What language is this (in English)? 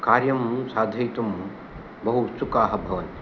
Sanskrit